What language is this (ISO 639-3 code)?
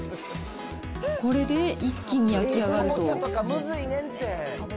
jpn